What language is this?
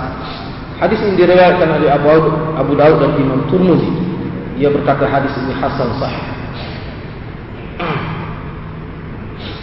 Malay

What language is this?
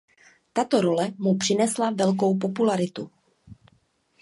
Czech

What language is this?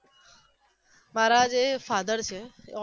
Gujarati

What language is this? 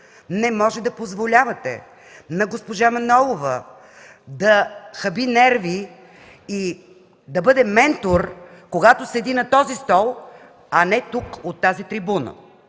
Bulgarian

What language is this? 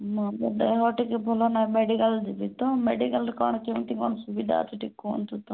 Odia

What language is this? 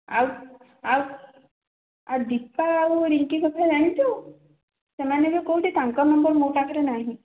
Odia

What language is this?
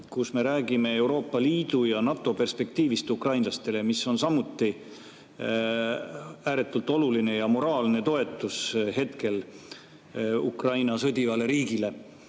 Estonian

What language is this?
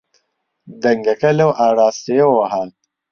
Central Kurdish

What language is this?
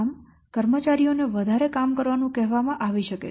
Gujarati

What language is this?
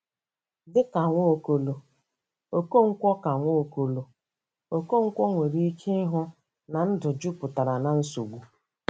Igbo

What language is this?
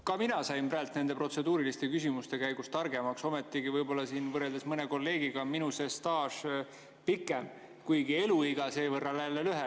Estonian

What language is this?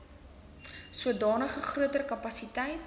Afrikaans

